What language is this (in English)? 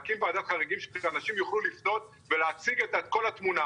Hebrew